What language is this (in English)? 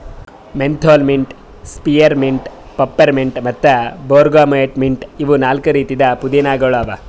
Kannada